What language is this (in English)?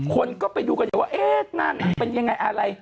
Thai